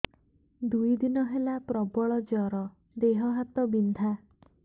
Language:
Odia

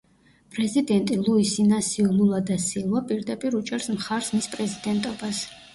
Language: Georgian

